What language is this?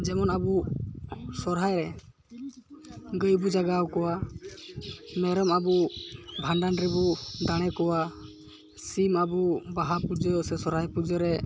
Santali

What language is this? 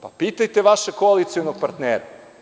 Serbian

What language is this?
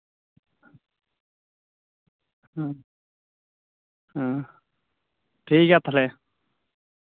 Santali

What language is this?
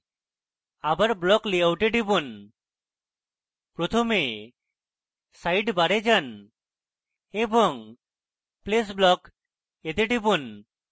Bangla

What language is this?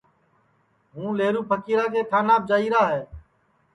Sansi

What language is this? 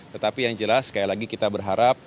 Indonesian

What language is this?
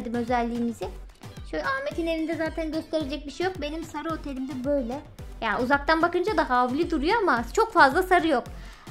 Turkish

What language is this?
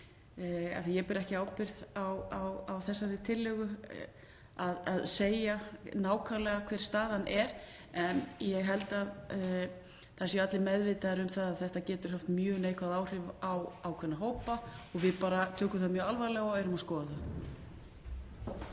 Icelandic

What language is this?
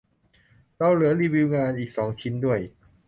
Thai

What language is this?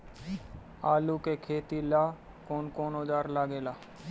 Bhojpuri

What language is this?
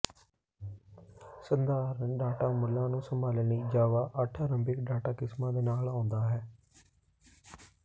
Punjabi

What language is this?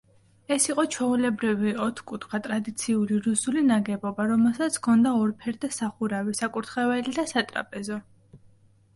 Georgian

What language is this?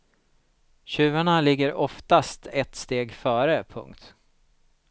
Swedish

